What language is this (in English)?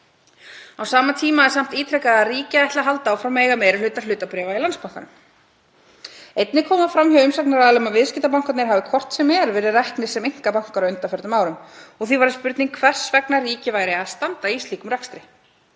Icelandic